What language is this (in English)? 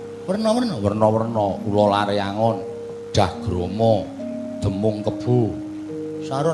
Javanese